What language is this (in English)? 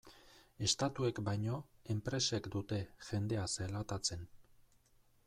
Basque